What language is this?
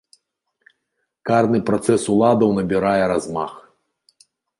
Belarusian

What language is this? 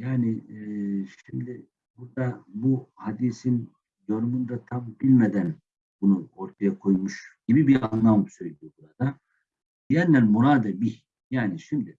Turkish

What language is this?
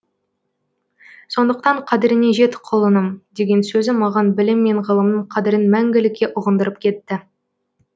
Kazakh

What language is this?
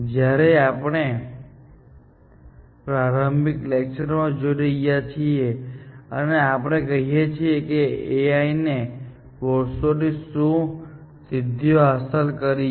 Gujarati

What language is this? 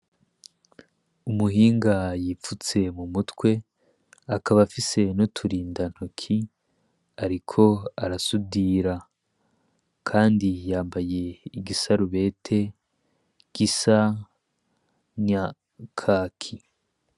Rundi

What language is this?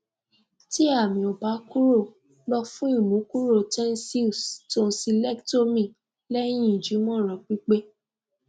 Yoruba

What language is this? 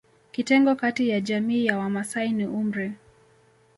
Swahili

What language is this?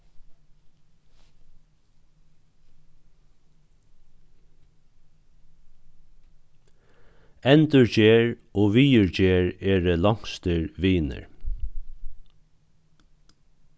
Faroese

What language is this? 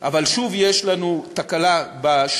Hebrew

